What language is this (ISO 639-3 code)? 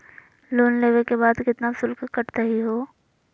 mag